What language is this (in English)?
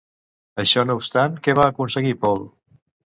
Catalan